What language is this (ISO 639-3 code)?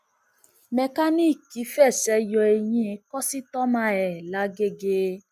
yor